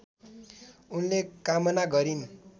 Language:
Nepali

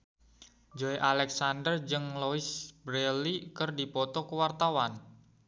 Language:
Sundanese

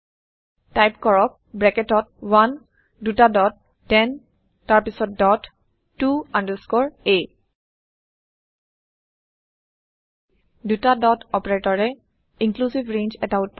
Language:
Assamese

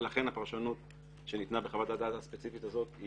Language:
Hebrew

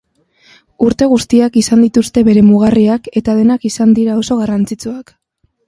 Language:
Basque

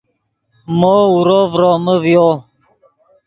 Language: Yidgha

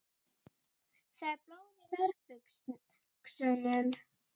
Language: Icelandic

